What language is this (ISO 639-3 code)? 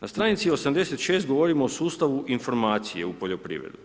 hrv